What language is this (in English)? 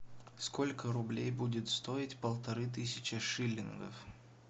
Russian